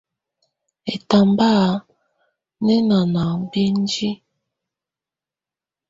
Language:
Tunen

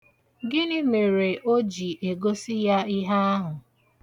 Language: Igbo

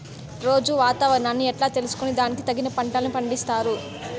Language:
Telugu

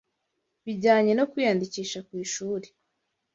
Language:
Kinyarwanda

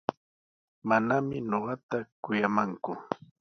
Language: Sihuas Ancash Quechua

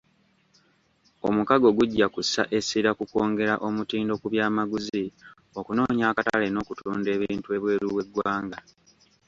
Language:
Ganda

